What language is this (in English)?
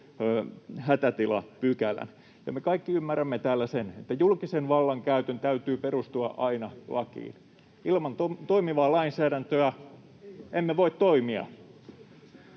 Finnish